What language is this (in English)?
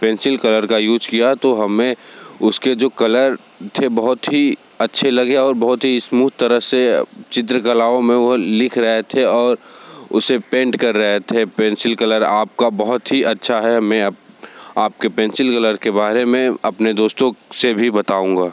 Hindi